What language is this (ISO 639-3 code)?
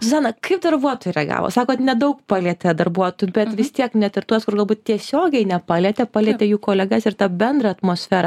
lit